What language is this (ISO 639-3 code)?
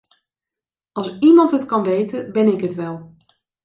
nld